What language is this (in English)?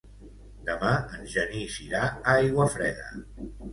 Catalan